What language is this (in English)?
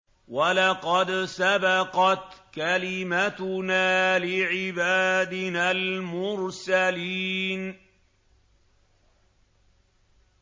Arabic